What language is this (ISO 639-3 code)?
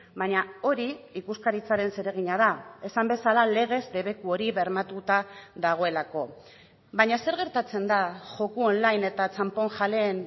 eus